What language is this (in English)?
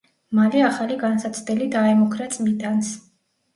Georgian